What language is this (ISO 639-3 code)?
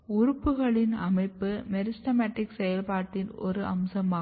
tam